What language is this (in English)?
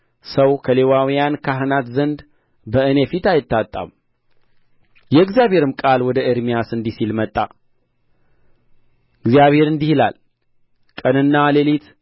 Amharic